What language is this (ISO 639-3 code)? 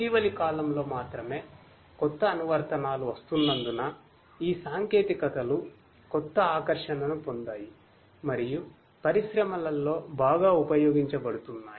tel